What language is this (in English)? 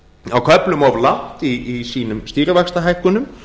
Icelandic